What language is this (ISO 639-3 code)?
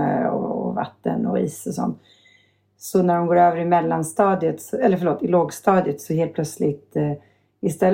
swe